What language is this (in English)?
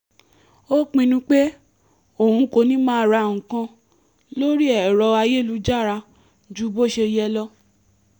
Yoruba